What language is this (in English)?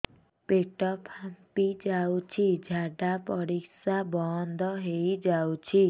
Odia